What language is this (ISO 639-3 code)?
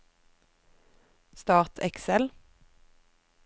nor